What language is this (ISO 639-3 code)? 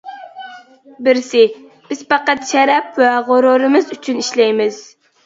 uig